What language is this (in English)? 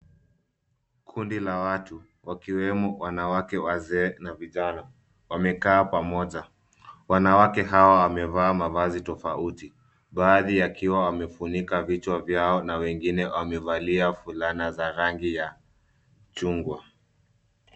Swahili